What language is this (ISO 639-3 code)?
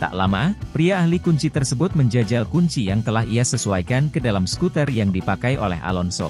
ind